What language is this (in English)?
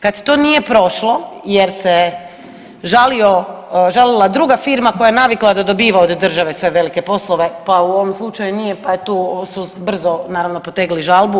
Croatian